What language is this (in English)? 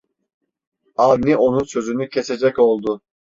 Turkish